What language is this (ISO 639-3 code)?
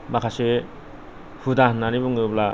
brx